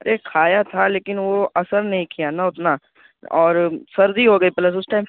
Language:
Urdu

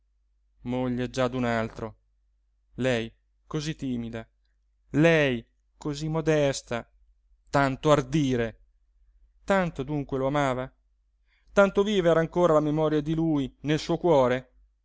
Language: Italian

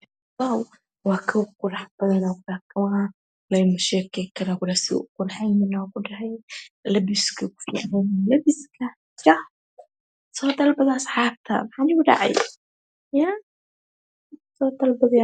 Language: Somali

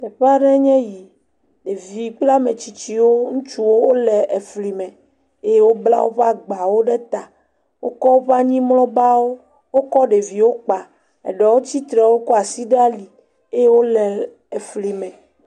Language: Ewe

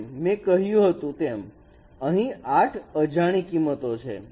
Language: Gujarati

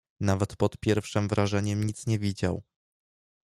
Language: Polish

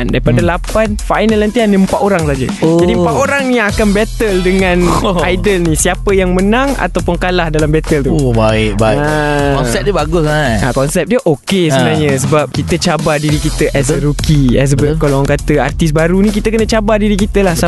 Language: Malay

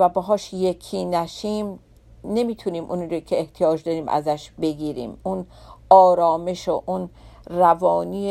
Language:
Persian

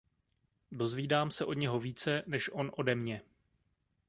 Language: Czech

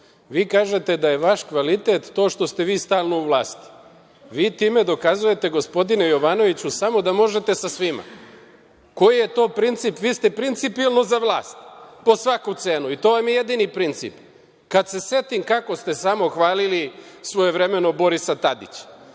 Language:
Serbian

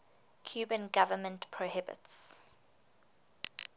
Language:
English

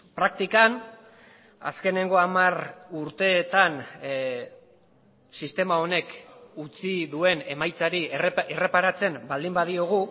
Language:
Basque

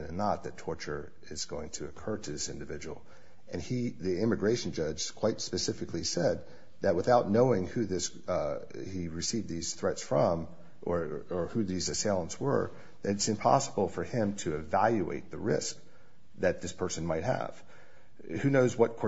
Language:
English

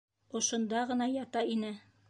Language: Bashkir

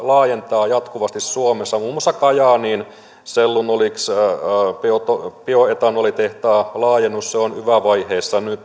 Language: Finnish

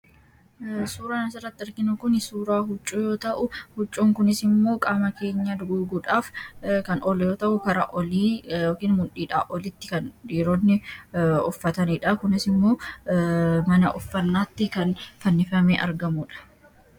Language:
Oromo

